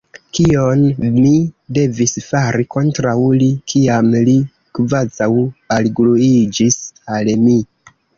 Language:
Esperanto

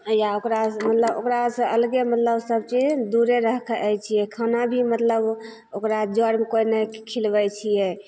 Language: Maithili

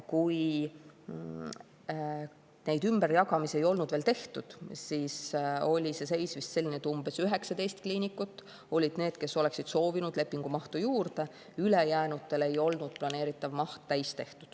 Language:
Estonian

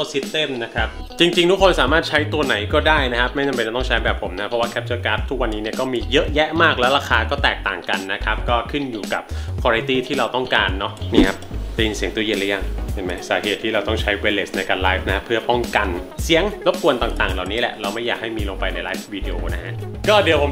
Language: Thai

